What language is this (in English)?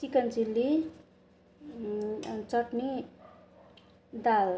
Nepali